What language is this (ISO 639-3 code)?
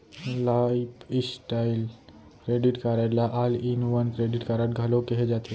hne